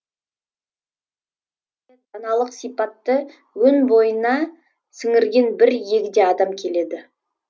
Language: Kazakh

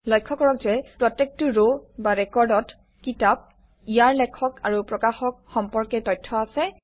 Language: Assamese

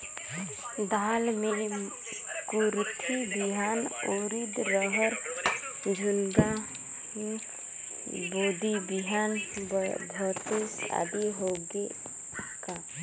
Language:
Chhattisgarhi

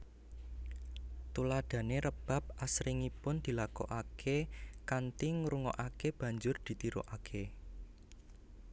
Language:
Javanese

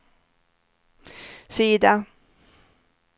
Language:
Swedish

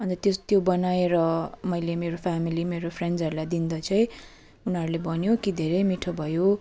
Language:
Nepali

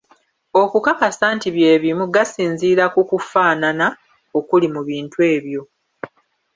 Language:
Ganda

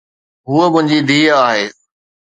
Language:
Sindhi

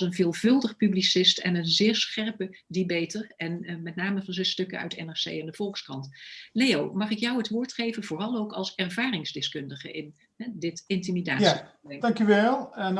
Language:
Dutch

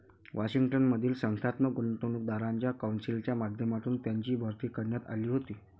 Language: Marathi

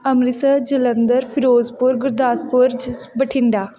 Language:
Punjabi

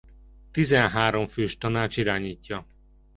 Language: Hungarian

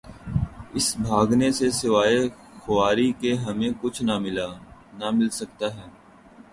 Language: Urdu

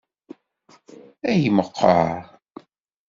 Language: Kabyle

